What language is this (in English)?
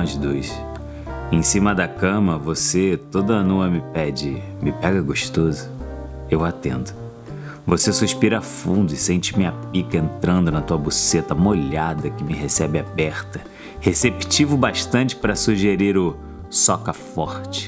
Portuguese